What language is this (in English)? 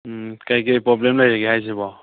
Manipuri